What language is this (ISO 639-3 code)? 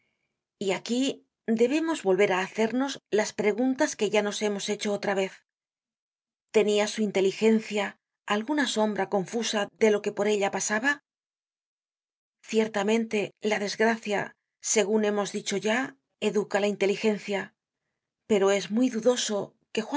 spa